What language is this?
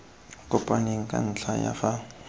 Tswana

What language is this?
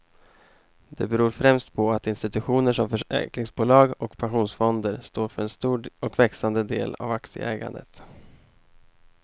Swedish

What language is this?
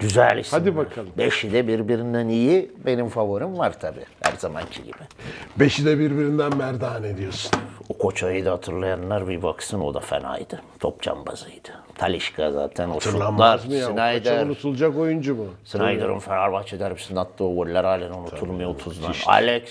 Turkish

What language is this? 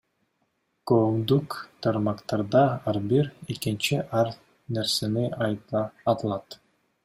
Kyrgyz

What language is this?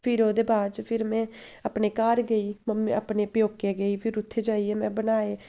Dogri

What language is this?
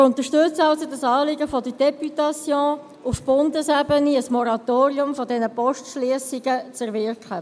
Swiss German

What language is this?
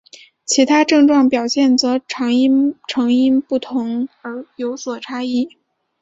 Chinese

